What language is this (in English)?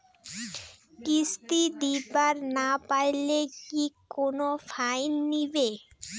Bangla